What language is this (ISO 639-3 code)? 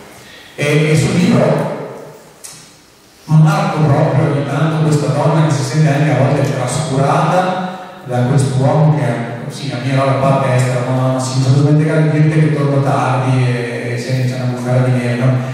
ita